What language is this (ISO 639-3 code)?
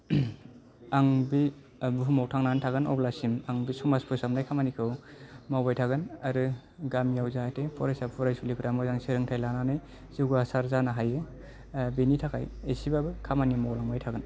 brx